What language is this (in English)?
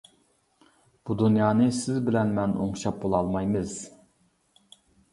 Uyghur